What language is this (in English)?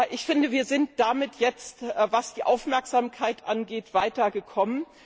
German